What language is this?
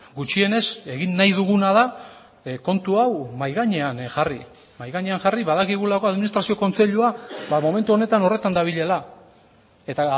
Basque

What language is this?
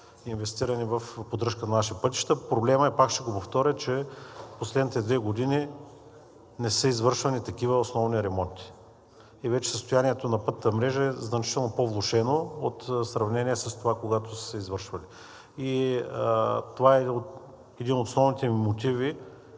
Bulgarian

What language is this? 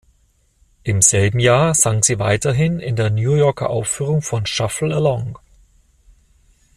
German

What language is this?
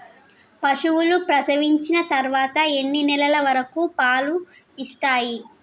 Telugu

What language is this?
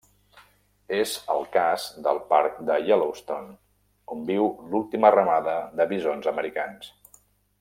Catalan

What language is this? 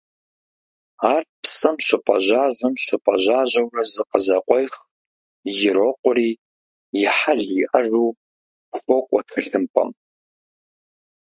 Kabardian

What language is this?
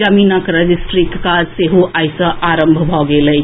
Maithili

